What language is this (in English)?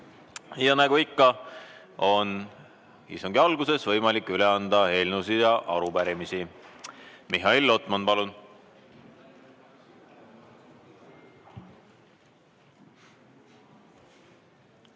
Estonian